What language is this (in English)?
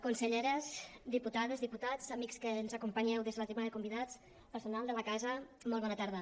Catalan